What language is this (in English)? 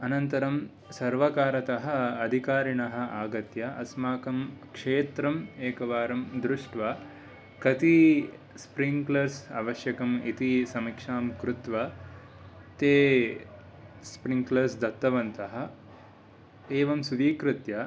Sanskrit